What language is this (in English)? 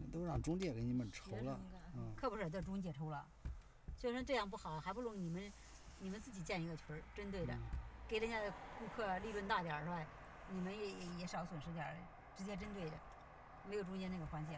Chinese